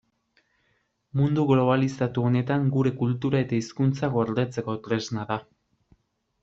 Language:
Basque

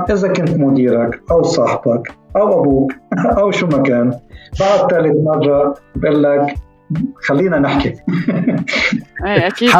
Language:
Arabic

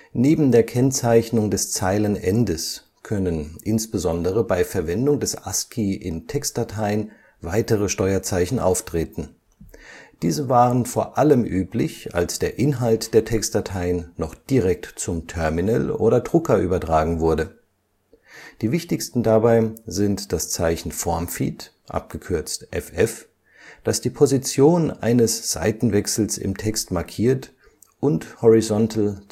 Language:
German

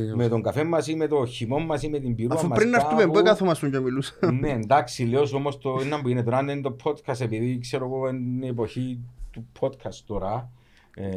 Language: Greek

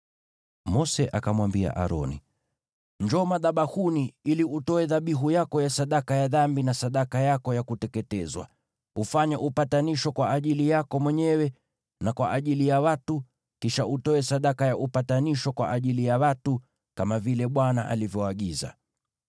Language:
Swahili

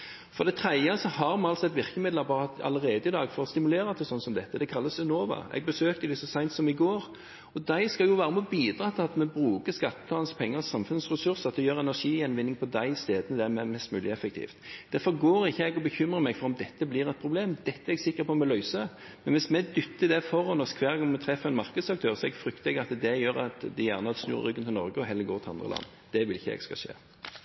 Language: Norwegian Bokmål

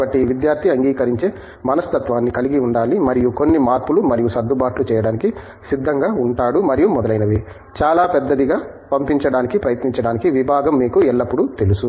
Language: Telugu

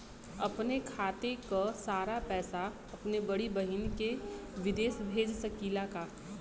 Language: Bhojpuri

